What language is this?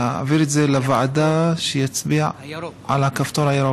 Hebrew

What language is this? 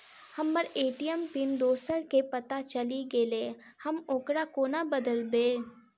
Maithili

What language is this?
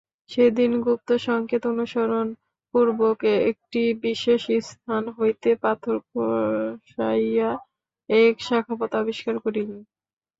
Bangla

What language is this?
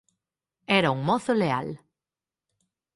Galician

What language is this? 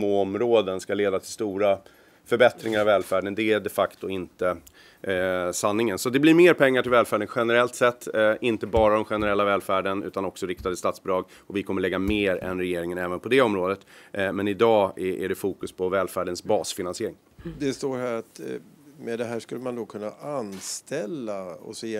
Swedish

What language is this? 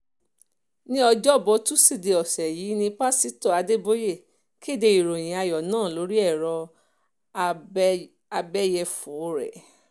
Yoruba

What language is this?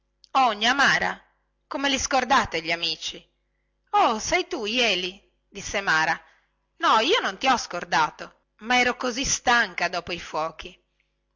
Italian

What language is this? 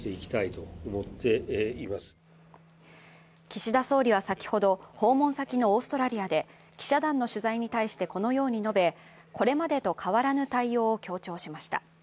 Japanese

